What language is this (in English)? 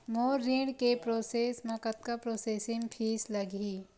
Chhattisgarhi